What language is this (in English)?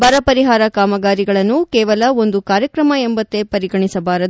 Kannada